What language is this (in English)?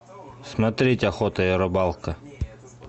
Russian